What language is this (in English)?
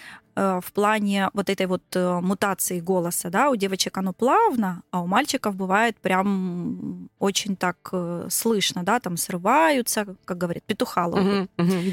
Russian